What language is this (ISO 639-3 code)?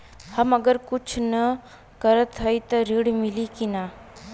bho